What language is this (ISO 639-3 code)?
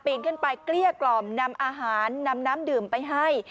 tha